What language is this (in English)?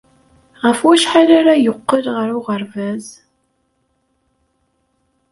Kabyle